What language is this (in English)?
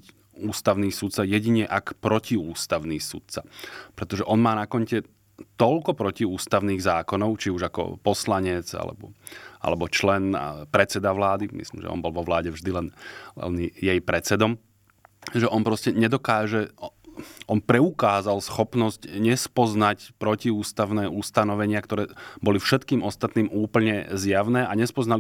Slovak